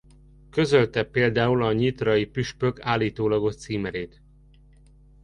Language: Hungarian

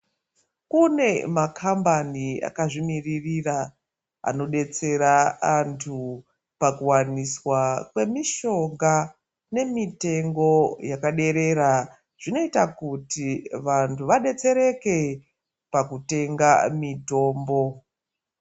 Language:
Ndau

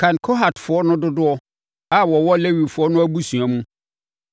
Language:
Akan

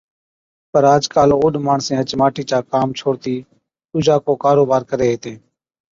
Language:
Od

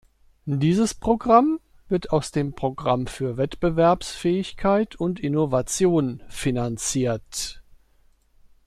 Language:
German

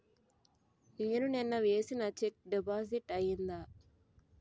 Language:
Telugu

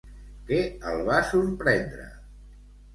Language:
Catalan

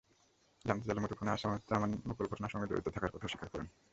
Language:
Bangla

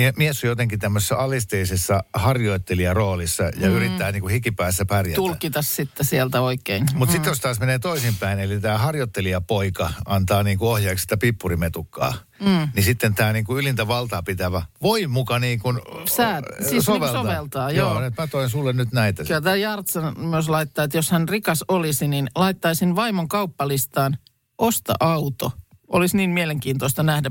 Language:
Finnish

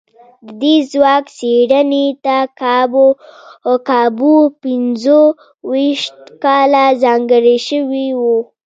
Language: Pashto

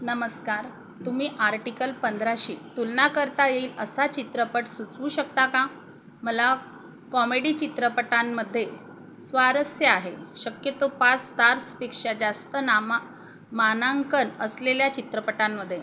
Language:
Marathi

